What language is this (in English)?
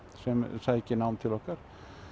Icelandic